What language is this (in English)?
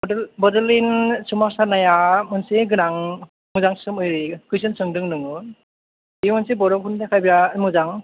Bodo